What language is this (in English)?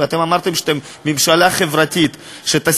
Hebrew